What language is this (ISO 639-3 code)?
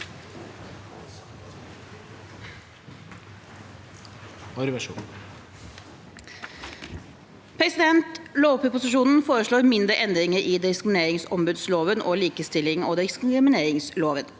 nor